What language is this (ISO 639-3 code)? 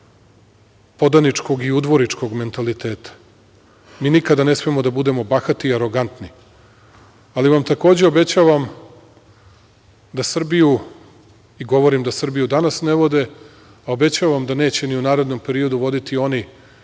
srp